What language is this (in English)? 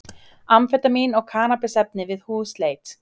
Icelandic